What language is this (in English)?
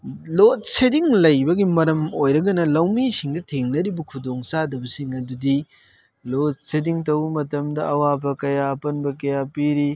Manipuri